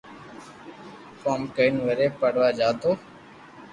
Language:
Loarki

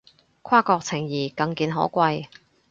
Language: Cantonese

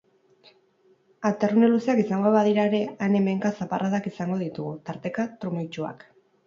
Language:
Basque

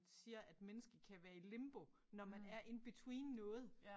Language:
Danish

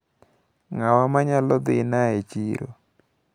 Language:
Luo (Kenya and Tanzania)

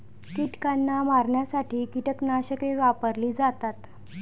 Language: Marathi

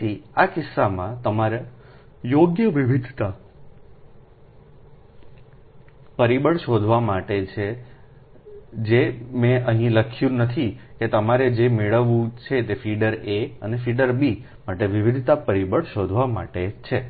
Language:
Gujarati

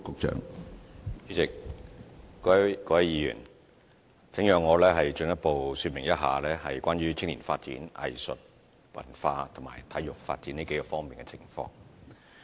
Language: Cantonese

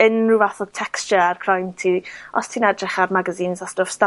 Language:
Welsh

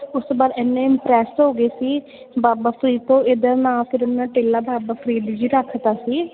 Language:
Punjabi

